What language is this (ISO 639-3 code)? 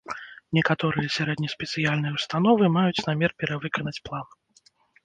bel